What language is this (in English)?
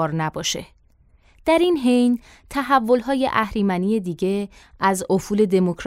Persian